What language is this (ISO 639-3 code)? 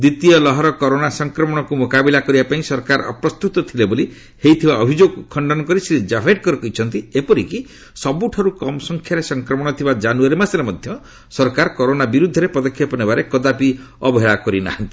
ori